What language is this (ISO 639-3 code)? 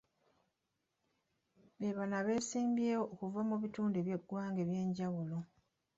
lug